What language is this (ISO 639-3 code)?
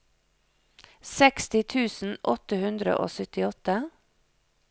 nor